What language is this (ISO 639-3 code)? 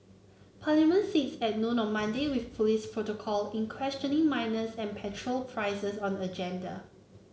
eng